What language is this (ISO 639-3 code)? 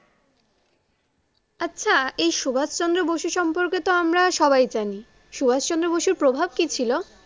ben